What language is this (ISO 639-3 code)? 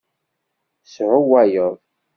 kab